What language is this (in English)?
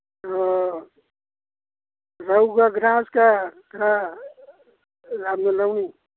Manipuri